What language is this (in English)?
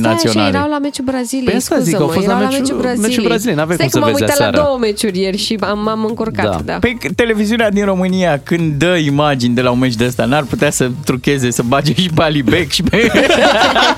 Romanian